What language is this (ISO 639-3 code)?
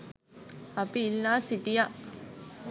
sin